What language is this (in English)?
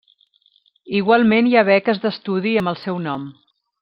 Catalan